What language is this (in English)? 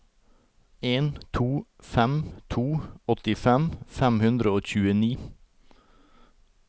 Norwegian